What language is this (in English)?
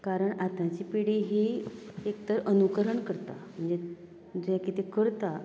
Konkani